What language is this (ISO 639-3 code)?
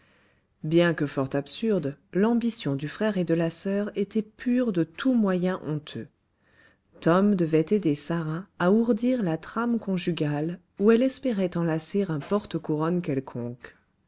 fra